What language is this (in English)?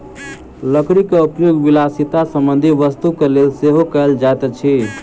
Maithili